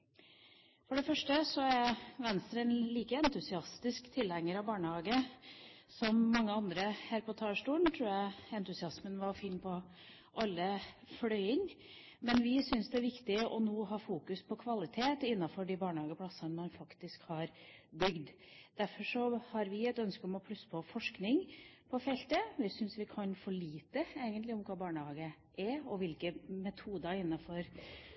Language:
Norwegian Bokmål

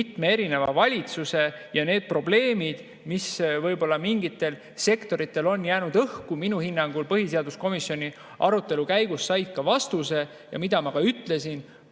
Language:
Estonian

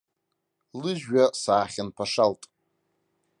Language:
Abkhazian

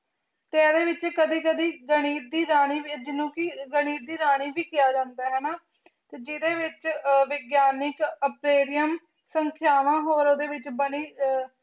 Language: Punjabi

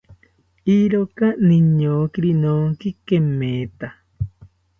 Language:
South Ucayali Ashéninka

